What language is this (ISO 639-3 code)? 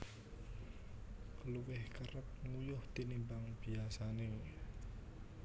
jav